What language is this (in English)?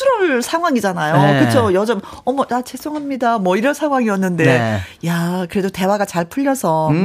Korean